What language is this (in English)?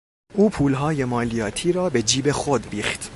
Persian